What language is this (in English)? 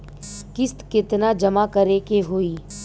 Bhojpuri